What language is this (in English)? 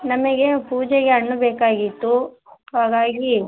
Kannada